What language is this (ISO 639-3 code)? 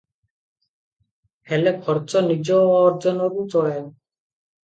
ori